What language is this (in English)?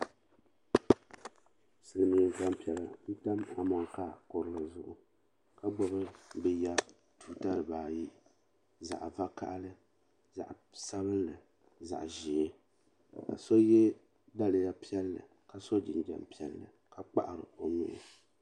Dagbani